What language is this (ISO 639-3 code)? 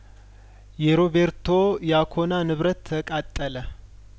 amh